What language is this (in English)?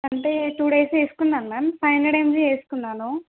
Telugu